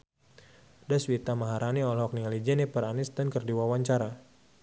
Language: Sundanese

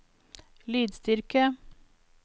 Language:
Norwegian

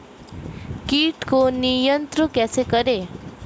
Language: Hindi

